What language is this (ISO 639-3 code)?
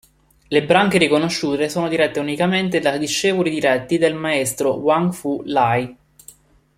ita